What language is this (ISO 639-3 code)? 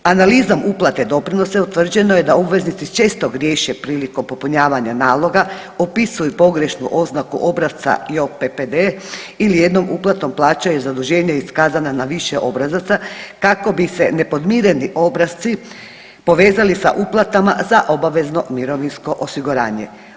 hrv